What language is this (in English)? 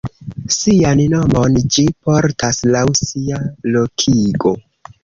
Esperanto